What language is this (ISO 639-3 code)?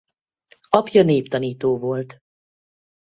hun